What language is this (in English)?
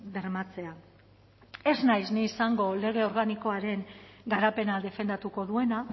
Basque